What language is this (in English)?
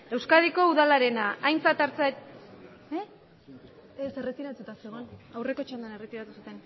Basque